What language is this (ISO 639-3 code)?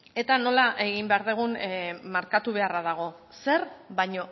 eus